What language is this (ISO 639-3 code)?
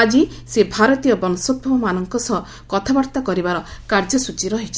ori